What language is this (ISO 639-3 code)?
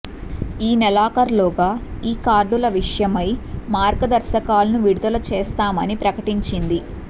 tel